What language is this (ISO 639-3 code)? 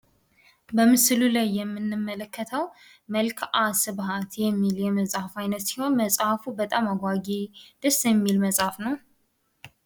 amh